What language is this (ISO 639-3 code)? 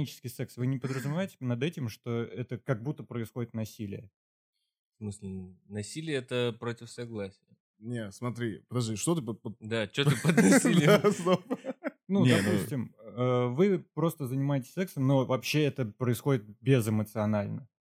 rus